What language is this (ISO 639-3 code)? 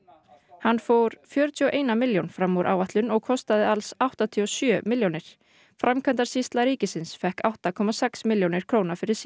isl